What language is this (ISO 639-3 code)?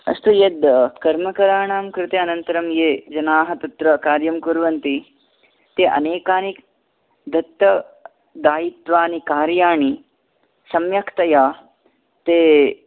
san